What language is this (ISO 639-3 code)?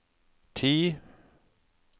nor